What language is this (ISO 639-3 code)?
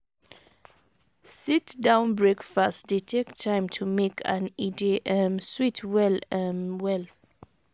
pcm